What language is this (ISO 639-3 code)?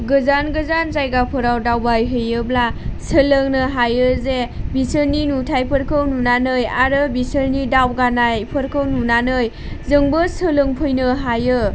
brx